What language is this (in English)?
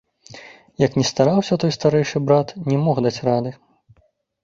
Belarusian